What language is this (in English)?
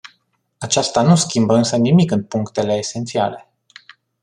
Romanian